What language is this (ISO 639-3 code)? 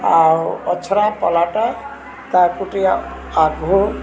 ori